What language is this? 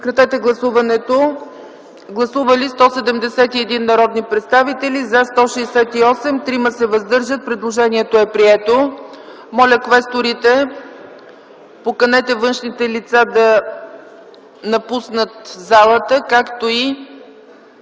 Bulgarian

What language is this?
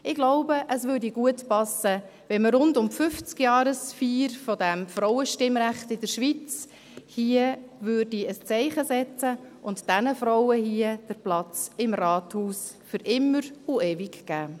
Swiss German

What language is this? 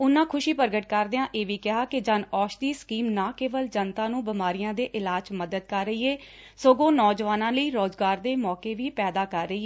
Punjabi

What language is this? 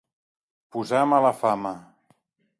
Catalan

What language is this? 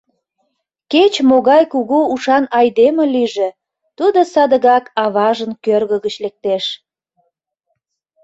Mari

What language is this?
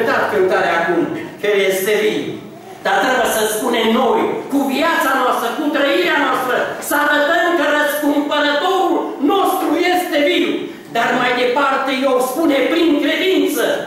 Romanian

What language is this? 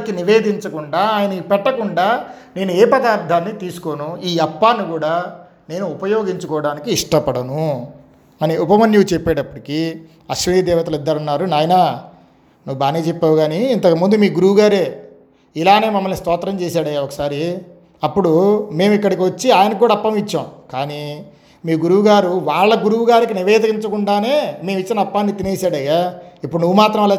Telugu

